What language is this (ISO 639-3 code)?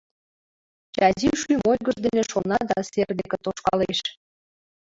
chm